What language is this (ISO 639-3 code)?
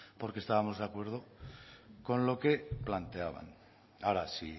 spa